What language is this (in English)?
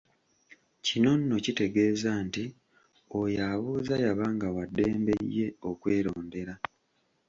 Ganda